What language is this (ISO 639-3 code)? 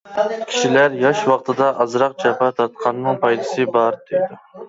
uig